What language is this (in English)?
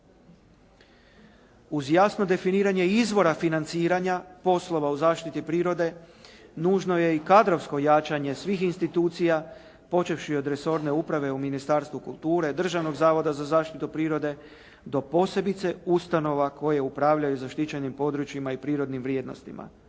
Croatian